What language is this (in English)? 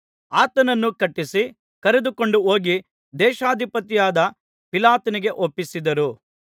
Kannada